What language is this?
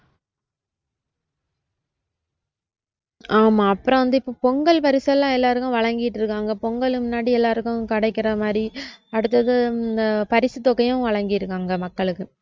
Tamil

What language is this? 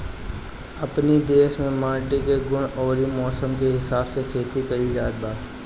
Bhojpuri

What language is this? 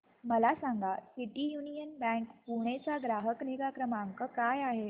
Marathi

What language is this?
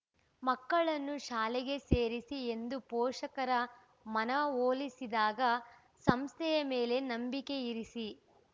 Kannada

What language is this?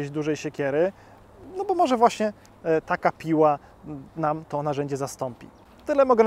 Polish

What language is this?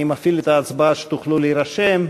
Hebrew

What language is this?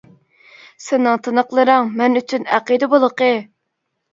Uyghur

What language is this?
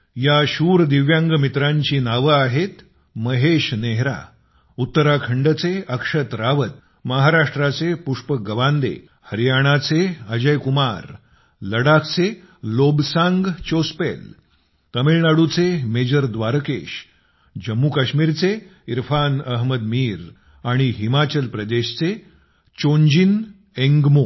Marathi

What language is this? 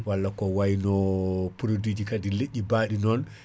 Fula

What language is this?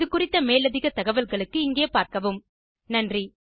Tamil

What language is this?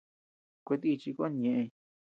Tepeuxila Cuicatec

